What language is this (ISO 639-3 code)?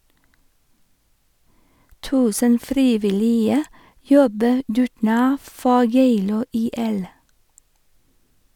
nor